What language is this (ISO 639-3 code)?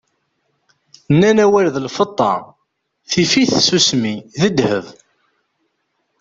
kab